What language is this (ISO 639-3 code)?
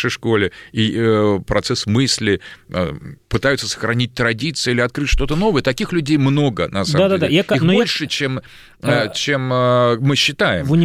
rus